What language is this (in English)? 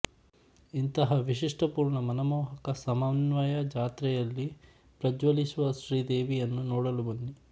Kannada